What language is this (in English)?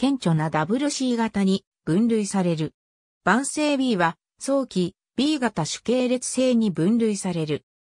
Japanese